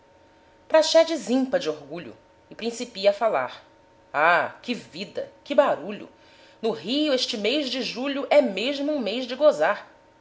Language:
Portuguese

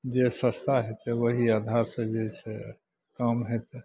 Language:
Maithili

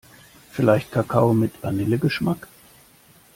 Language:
German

